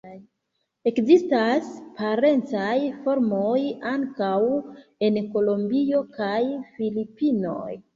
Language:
Esperanto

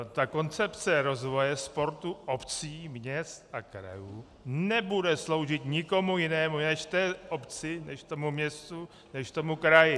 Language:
Czech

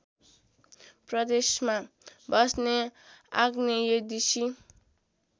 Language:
Nepali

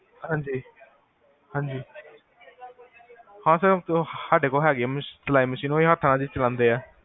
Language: Punjabi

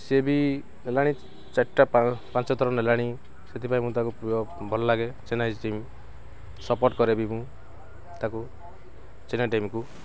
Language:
Odia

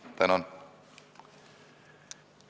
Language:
Estonian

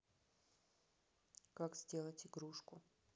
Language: Russian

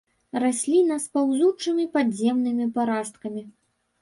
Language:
Belarusian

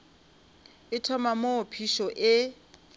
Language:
Northern Sotho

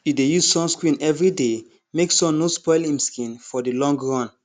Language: Nigerian Pidgin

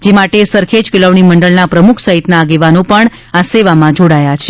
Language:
Gujarati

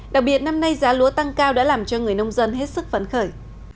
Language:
Vietnamese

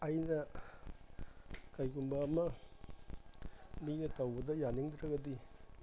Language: Manipuri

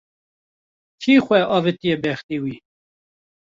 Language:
Kurdish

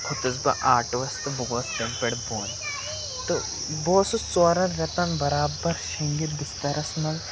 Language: Kashmiri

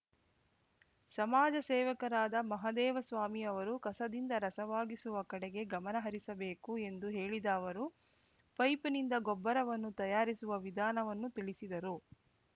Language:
Kannada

